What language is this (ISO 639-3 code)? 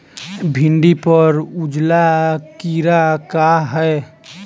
bho